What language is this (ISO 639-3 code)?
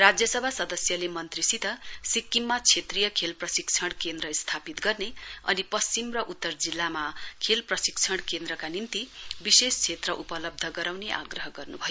nep